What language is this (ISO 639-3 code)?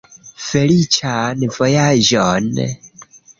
epo